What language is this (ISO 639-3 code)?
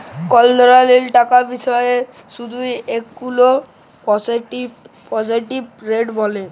ben